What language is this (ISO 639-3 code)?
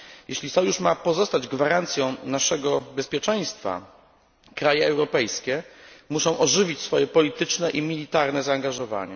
pol